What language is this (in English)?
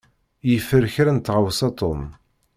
Kabyle